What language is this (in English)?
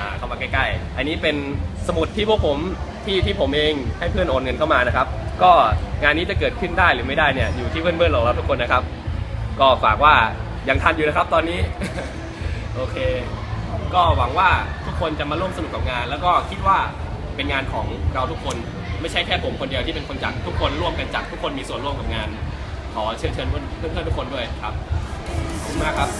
Thai